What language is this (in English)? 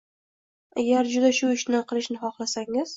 Uzbek